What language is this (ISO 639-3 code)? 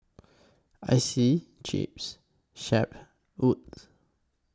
eng